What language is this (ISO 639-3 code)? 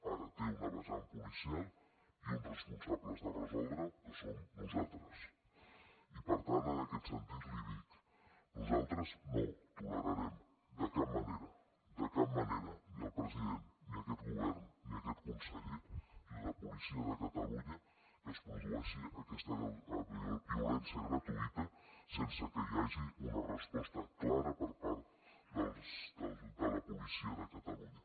cat